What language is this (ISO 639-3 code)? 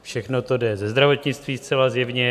ces